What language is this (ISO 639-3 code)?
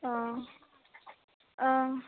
brx